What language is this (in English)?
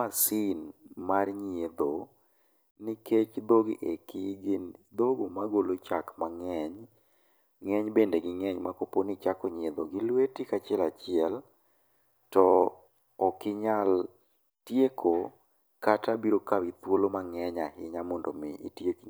Luo (Kenya and Tanzania)